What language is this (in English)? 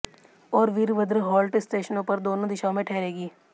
Hindi